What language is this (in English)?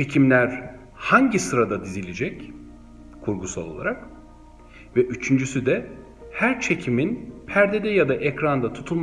Turkish